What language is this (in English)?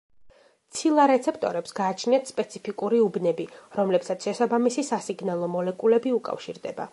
Georgian